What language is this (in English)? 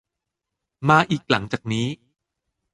Thai